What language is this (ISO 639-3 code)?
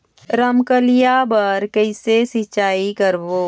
hne